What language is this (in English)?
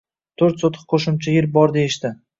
Uzbek